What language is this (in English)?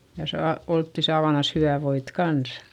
Finnish